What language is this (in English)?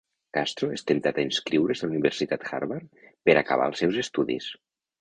Catalan